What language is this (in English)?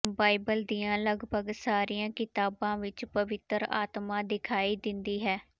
Punjabi